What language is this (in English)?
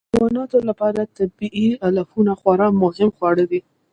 Pashto